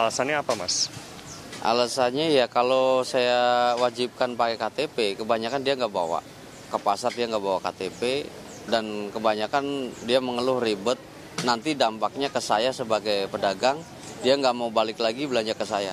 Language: Indonesian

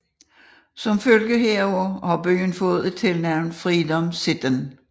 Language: Danish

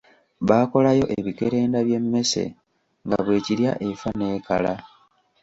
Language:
Ganda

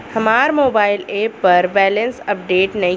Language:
Bhojpuri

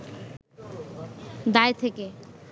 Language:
Bangla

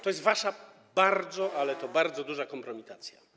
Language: Polish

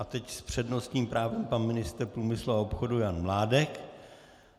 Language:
Czech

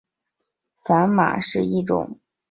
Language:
Chinese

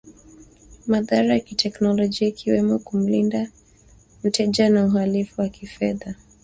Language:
Swahili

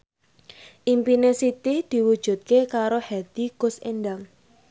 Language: Javanese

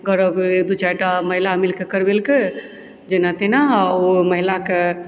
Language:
Maithili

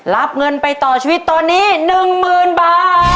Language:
Thai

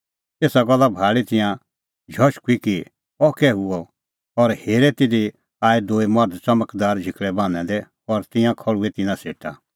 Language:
Kullu Pahari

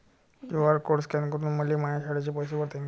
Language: Marathi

